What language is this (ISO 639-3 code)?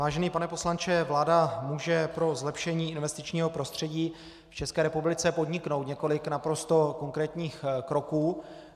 ces